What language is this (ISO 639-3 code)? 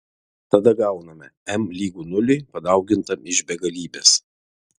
lit